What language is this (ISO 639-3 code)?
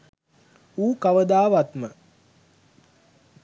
sin